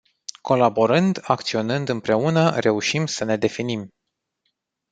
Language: Romanian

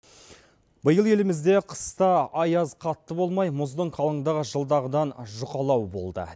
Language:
Kazakh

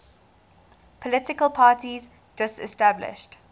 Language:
English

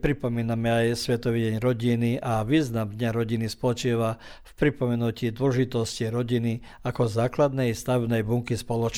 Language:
Croatian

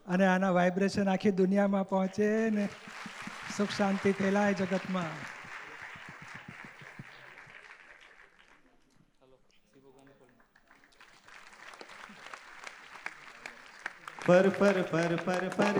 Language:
Gujarati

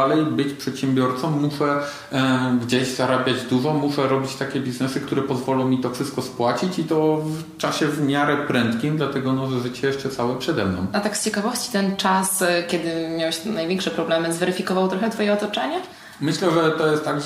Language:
Polish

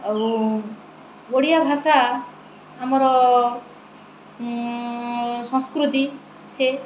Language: Odia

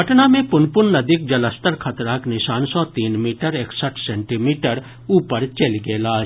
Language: Maithili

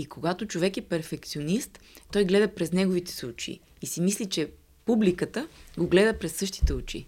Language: Bulgarian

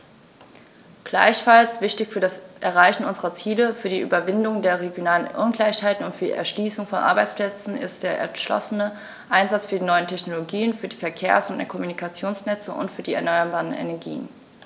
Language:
German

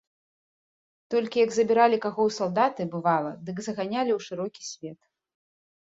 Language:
Belarusian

